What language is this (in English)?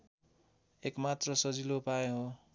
Nepali